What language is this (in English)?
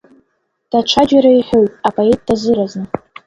Abkhazian